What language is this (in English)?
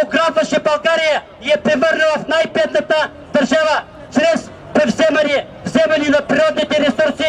Bulgarian